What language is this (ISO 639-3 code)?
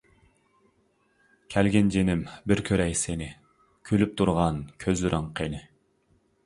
uig